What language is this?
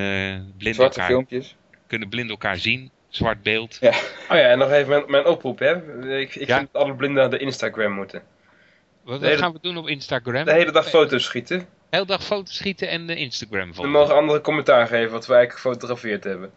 Dutch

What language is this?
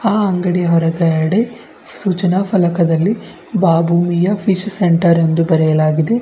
Kannada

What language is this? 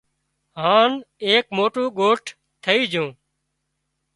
Wadiyara Koli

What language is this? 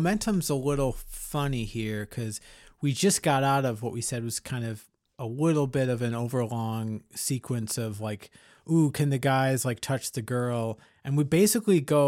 English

